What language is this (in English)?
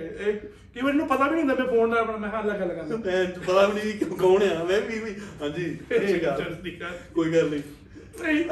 Punjabi